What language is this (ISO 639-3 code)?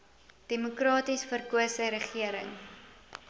afr